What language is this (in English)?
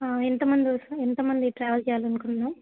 Telugu